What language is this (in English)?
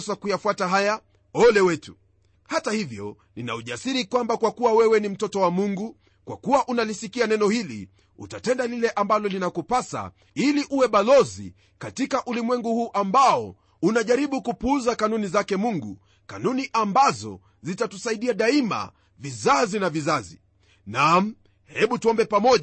Swahili